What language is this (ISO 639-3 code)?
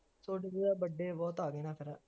pan